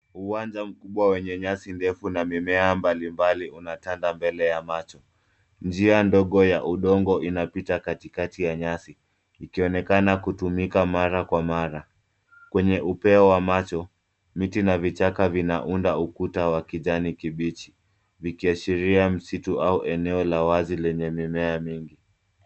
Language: Swahili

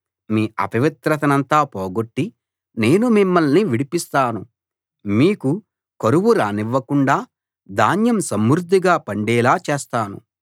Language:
Telugu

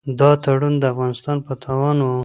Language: Pashto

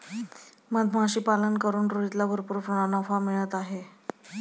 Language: Marathi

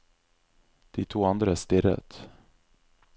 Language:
Norwegian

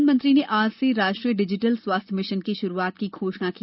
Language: Hindi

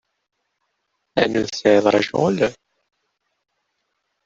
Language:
Kabyle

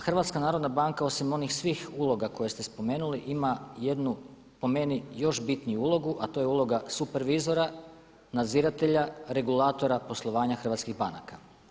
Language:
Croatian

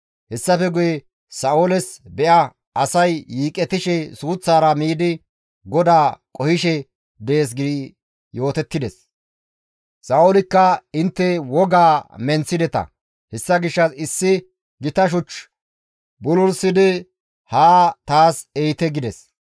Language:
Gamo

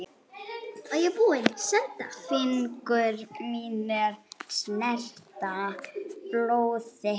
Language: Icelandic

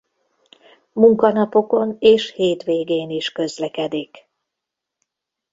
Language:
Hungarian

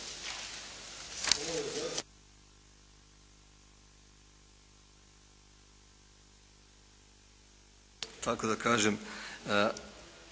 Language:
Croatian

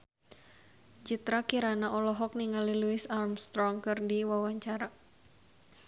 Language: Sundanese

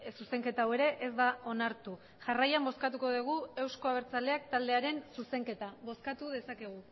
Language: Basque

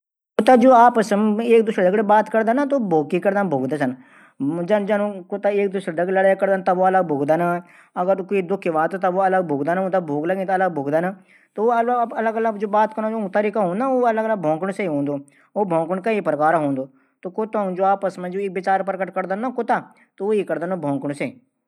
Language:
Garhwali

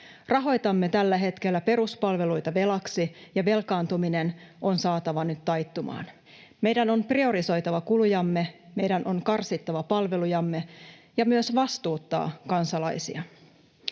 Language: Finnish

